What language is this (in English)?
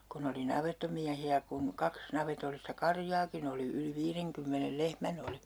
Finnish